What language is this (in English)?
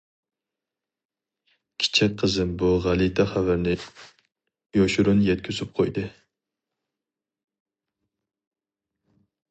Uyghur